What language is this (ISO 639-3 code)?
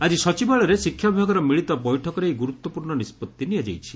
ori